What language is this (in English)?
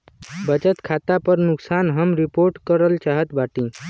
Bhojpuri